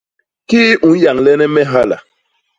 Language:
Basaa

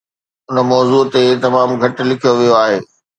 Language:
Sindhi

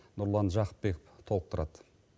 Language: Kazakh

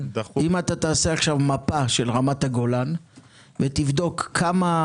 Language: Hebrew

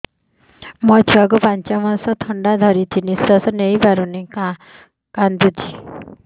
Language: Odia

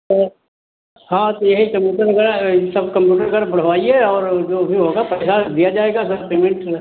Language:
Hindi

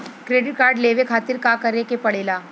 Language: Bhojpuri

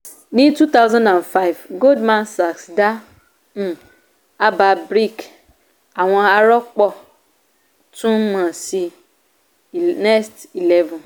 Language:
Yoruba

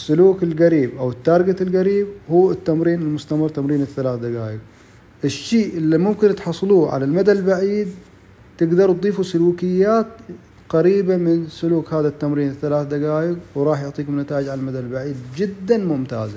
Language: Arabic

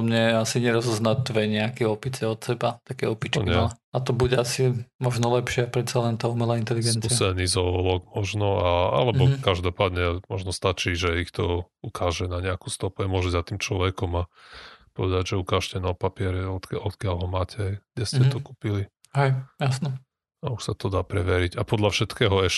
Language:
Slovak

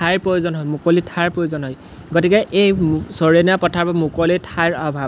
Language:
Assamese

